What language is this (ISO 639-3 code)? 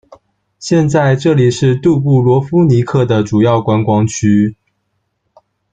zho